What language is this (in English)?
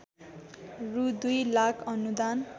Nepali